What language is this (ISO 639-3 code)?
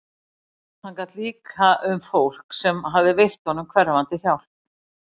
isl